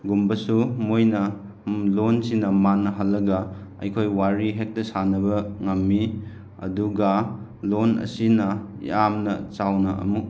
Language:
Manipuri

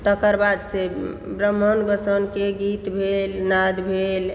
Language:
Maithili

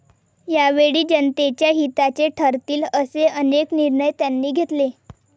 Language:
Marathi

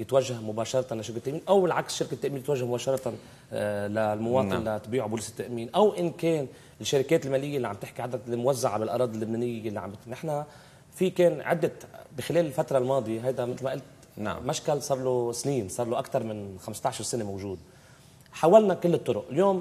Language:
Arabic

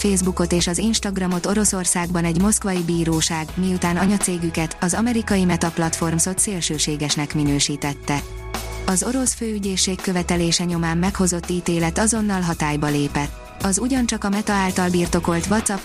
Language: Hungarian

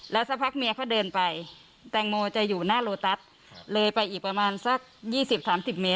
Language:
Thai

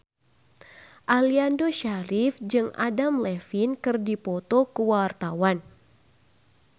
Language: Sundanese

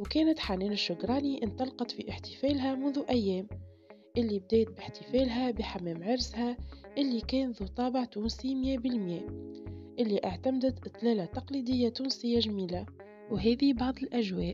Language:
Arabic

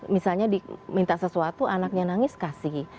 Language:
Indonesian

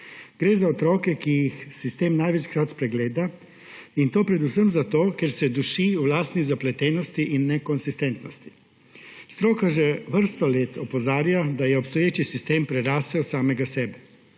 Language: Slovenian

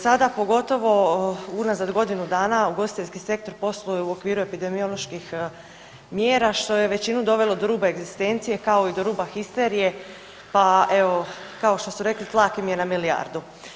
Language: Croatian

